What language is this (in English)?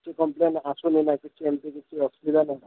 Odia